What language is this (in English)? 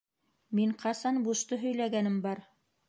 Bashkir